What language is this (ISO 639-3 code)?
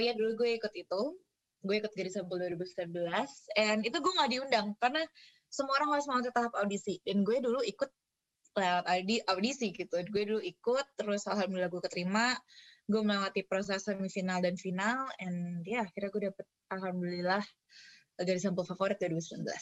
ind